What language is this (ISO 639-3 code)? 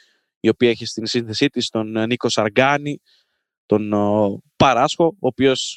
ell